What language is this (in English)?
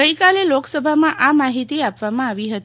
Gujarati